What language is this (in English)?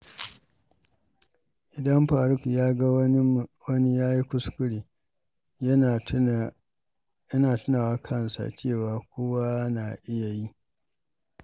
Hausa